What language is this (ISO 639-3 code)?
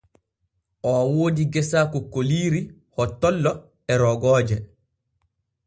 fue